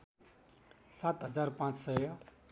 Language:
Nepali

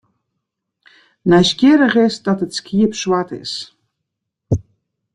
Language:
Western Frisian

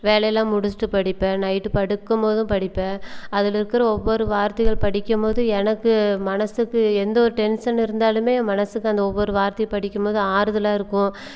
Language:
Tamil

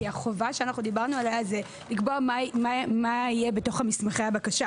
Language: Hebrew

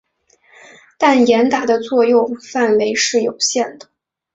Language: Chinese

